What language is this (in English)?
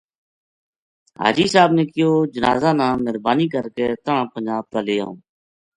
Gujari